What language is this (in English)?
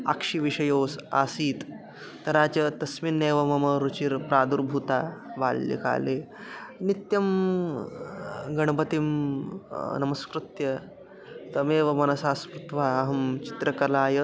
Sanskrit